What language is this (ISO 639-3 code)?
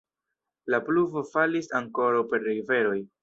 epo